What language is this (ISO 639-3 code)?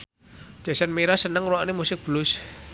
jav